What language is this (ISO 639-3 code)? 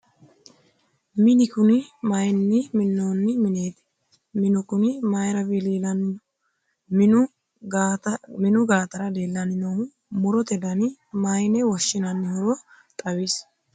sid